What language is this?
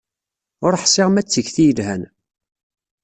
Kabyle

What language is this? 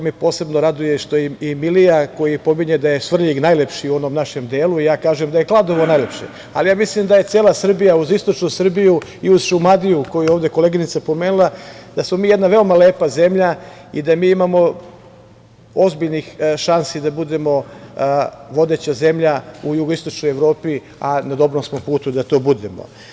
Serbian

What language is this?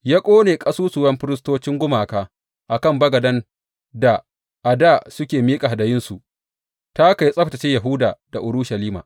Hausa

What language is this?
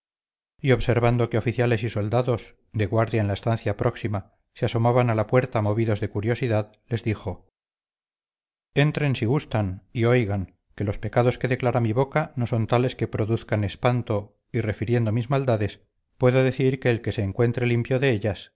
Spanish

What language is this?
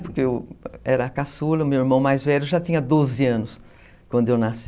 Portuguese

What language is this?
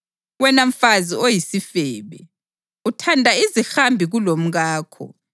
North Ndebele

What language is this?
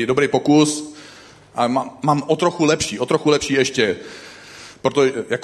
Czech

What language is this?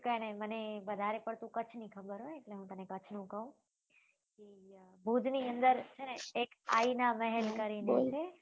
Gujarati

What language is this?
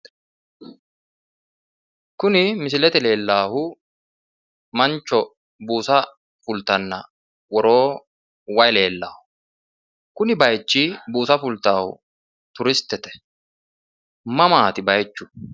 Sidamo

